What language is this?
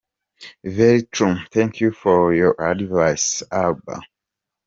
Kinyarwanda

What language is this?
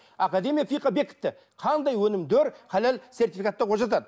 Kazakh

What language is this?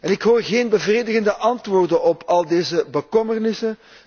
Dutch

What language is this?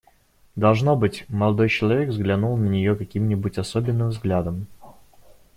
Russian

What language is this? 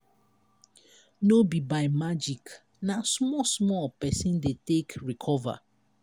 Nigerian Pidgin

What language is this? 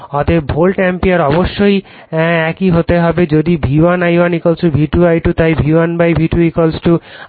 Bangla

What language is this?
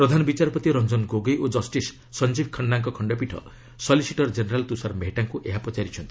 Odia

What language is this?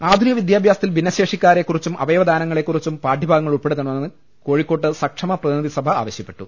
Malayalam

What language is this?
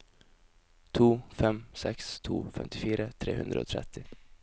Norwegian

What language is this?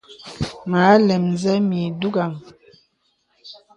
Bebele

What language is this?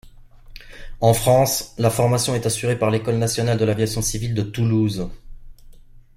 French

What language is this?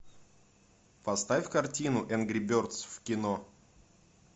Russian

